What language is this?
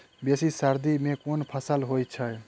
Maithili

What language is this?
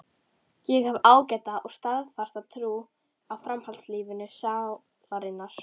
Icelandic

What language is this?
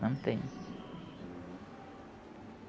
Portuguese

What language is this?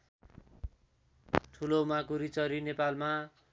Nepali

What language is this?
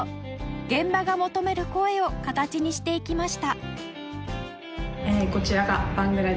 Japanese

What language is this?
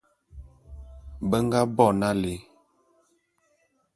Bulu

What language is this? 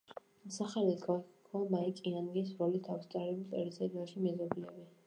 Georgian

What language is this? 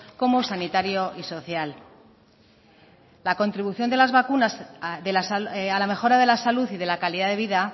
Spanish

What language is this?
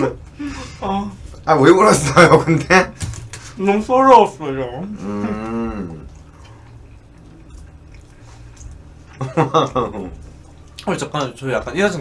Korean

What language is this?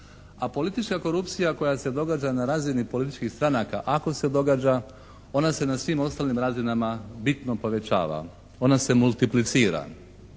Croatian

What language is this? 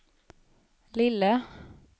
Swedish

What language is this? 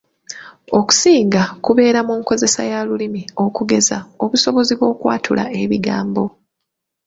Ganda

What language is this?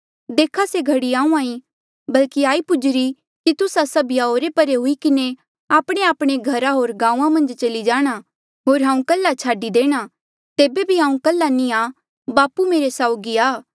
Mandeali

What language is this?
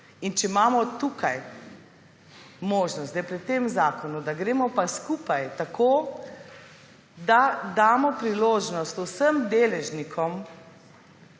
Slovenian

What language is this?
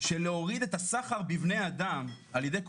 Hebrew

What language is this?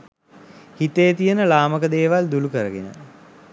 Sinhala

